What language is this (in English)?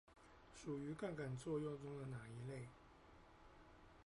Chinese